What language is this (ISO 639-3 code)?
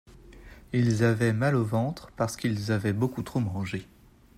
fra